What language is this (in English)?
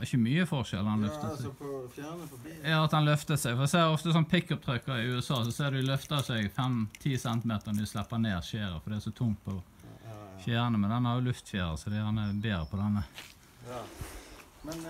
Norwegian